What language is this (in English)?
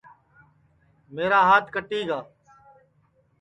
Sansi